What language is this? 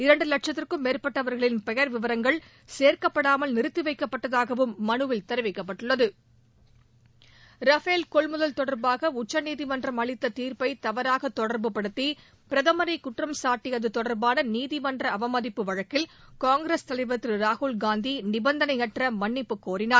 Tamil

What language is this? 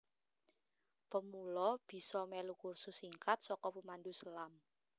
Javanese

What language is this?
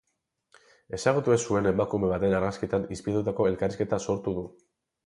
Basque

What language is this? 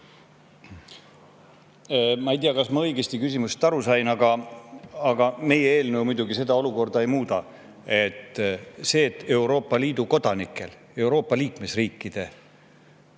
Estonian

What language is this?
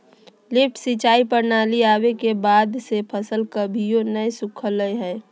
Magahi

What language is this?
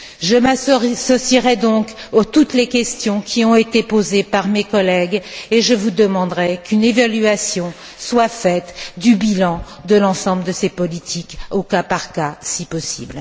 French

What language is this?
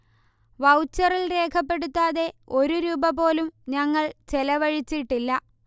Malayalam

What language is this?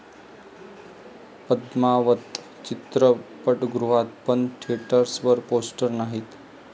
Marathi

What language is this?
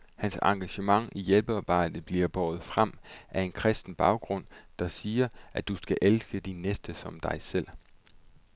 Danish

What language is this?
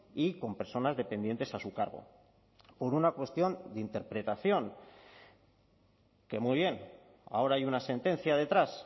Spanish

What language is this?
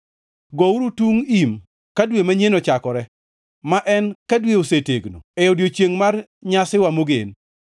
Luo (Kenya and Tanzania)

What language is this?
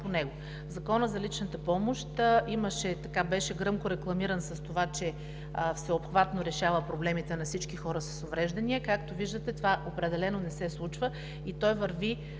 Bulgarian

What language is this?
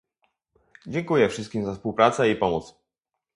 Polish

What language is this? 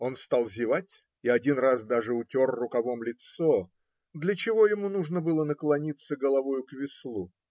Russian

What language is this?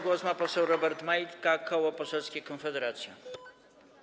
Polish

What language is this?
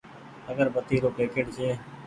Goaria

